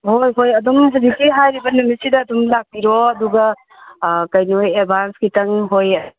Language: Manipuri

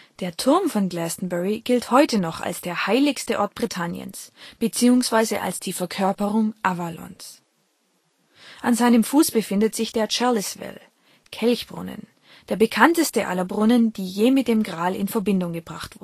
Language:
German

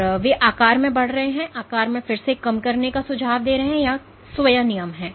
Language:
Hindi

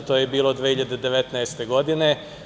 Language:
Serbian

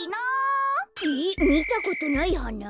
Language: Japanese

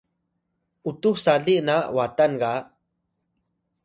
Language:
Atayal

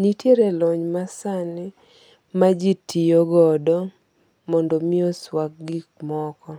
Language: Luo (Kenya and Tanzania)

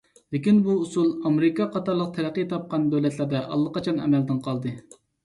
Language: Uyghur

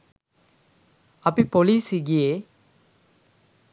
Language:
Sinhala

